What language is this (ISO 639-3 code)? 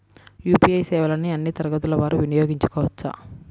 tel